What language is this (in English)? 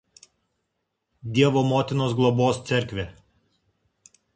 Lithuanian